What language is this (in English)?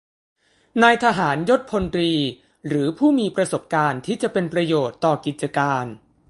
Thai